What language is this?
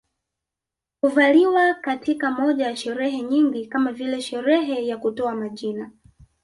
Swahili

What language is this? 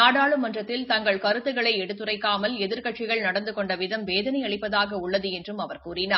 Tamil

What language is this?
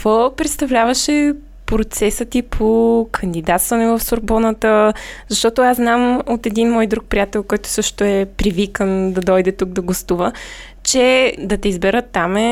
Bulgarian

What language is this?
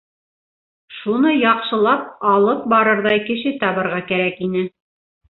Bashkir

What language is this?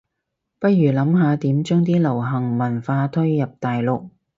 Cantonese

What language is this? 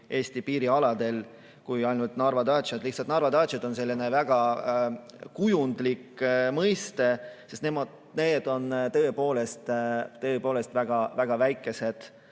Estonian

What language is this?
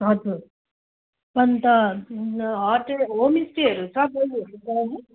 Nepali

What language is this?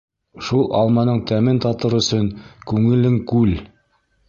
Bashkir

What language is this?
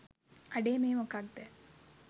Sinhala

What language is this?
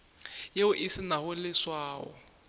Northern Sotho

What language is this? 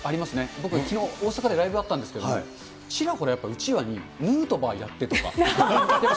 Japanese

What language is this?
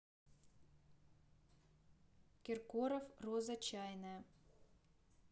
Russian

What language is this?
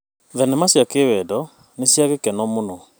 Kikuyu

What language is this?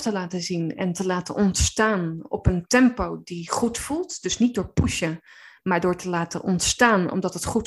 Dutch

